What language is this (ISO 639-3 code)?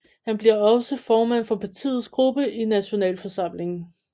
dan